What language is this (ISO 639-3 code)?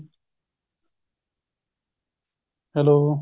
pan